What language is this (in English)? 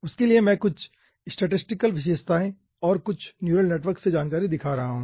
Hindi